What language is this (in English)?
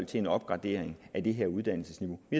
Danish